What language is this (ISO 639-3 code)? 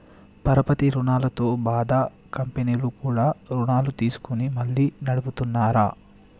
tel